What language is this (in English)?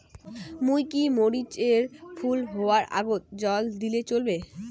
Bangla